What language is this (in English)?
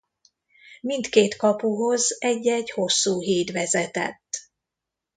Hungarian